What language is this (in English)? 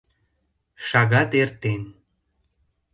Mari